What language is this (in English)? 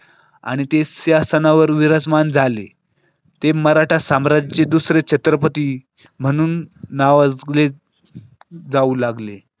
Marathi